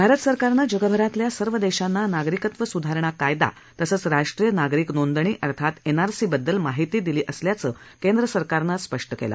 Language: Marathi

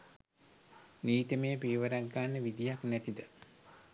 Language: Sinhala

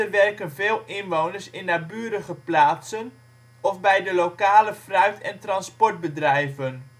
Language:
Dutch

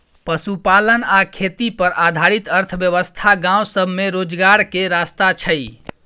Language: Maithili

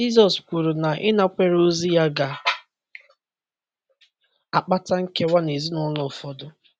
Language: Igbo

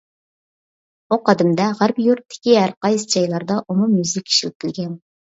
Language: Uyghur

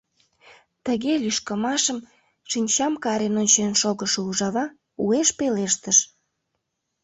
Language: Mari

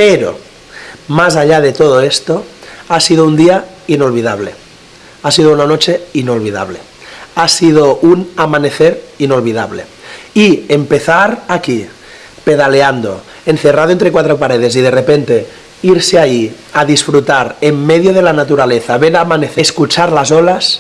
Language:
Spanish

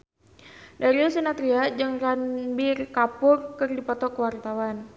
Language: Sundanese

